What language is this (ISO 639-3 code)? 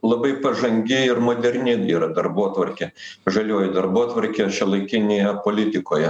lit